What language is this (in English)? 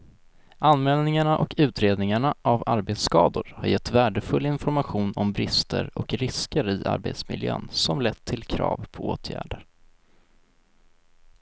Swedish